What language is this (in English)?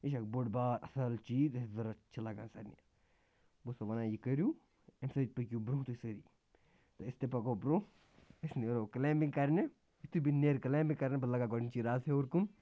Kashmiri